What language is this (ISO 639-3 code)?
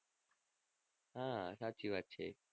guj